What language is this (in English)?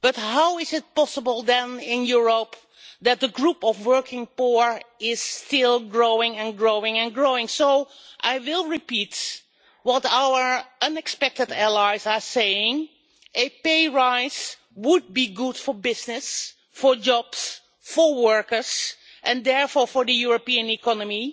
English